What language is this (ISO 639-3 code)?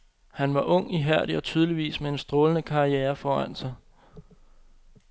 dan